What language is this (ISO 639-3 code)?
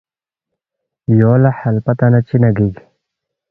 bft